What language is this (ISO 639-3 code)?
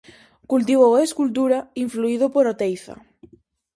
glg